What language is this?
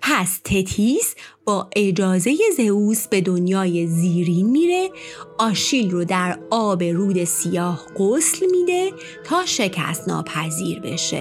Persian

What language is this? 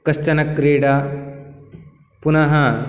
Sanskrit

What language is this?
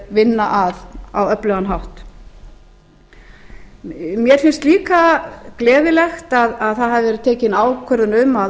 Icelandic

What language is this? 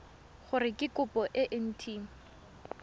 Tswana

